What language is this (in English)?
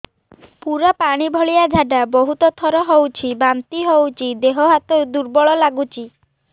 Odia